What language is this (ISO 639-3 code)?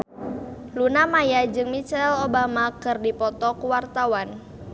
sun